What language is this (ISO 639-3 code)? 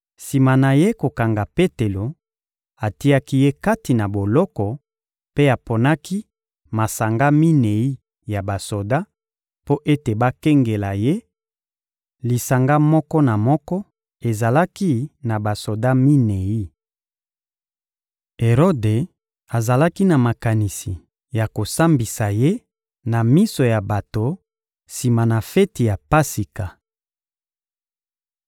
lin